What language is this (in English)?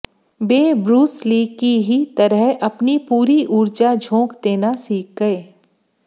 Hindi